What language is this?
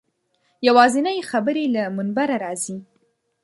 Pashto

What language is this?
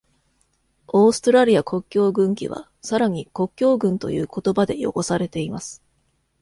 Japanese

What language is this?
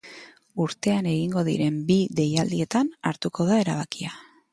Basque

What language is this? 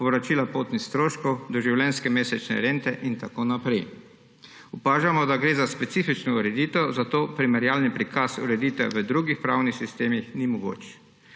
Slovenian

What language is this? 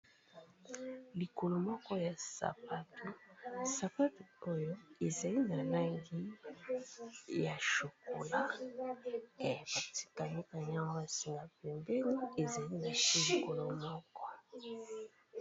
Lingala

